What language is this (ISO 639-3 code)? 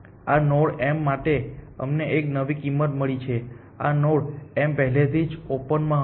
guj